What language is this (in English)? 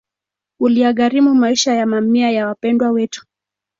Swahili